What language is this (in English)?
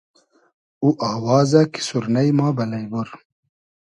Hazaragi